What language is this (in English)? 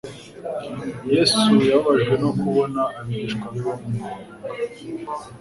Kinyarwanda